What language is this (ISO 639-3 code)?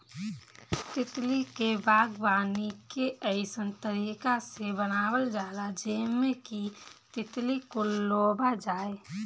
bho